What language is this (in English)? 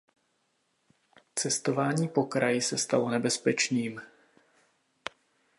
Czech